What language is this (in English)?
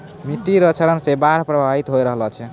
Maithili